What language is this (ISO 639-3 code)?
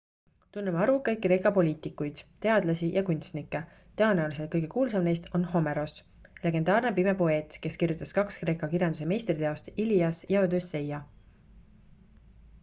est